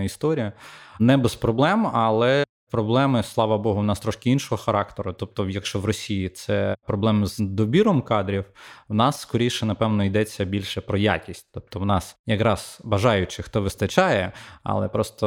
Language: Ukrainian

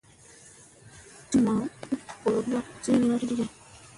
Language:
Musey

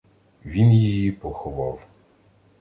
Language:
Ukrainian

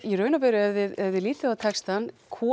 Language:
Icelandic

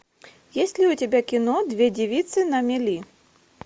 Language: Russian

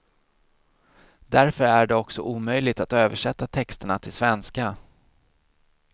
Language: Swedish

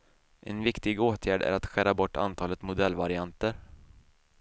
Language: Swedish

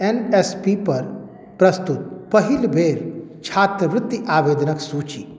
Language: Maithili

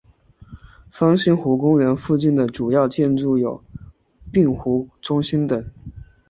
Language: Chinese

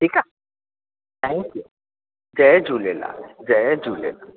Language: Sindhi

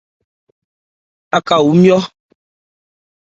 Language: Ebrié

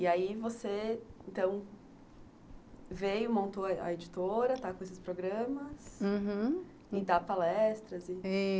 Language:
Portuguese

